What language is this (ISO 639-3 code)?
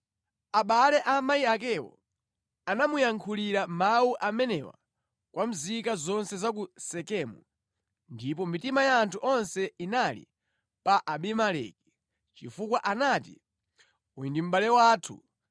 nya